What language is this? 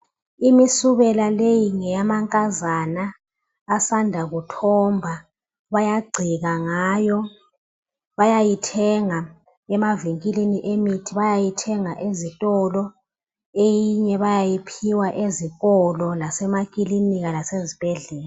North Ndebele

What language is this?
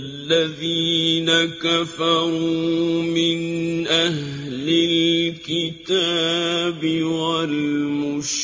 Arabic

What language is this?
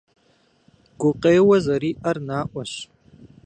Kabardian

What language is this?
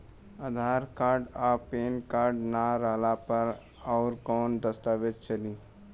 Bhojpuri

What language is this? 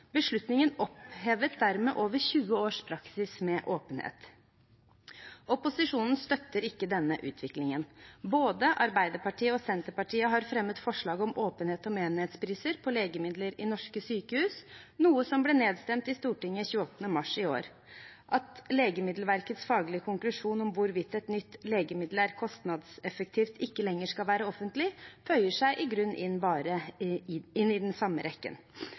Norwegian Bokmål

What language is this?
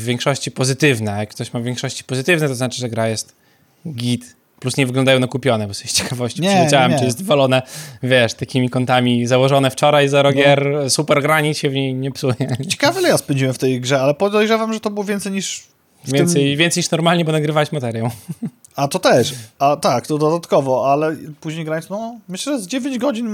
Polish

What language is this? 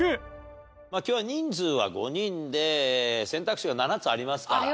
Japanese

